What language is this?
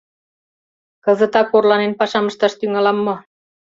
Mari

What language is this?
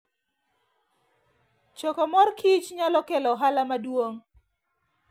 Luo (Kenya and Tanzania)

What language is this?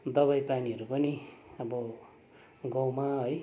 Nepali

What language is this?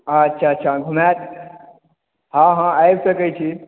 Maithili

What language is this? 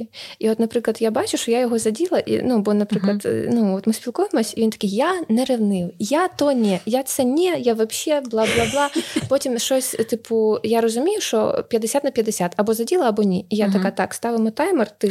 Ukrainian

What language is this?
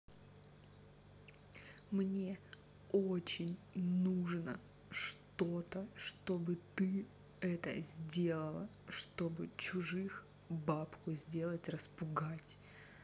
Russian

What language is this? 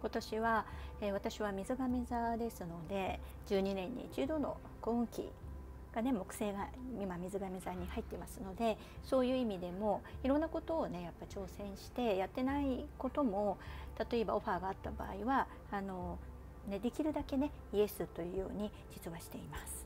Japanese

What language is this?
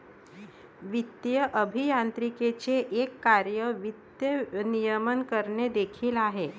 Marathi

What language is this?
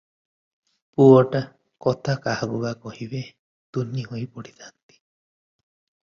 Odia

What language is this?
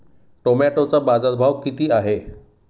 Marathi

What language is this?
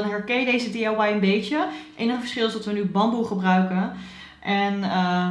Dutch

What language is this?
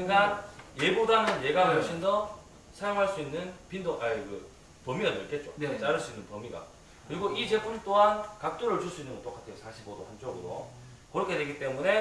Korean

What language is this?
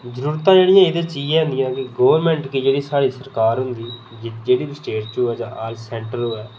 Dogri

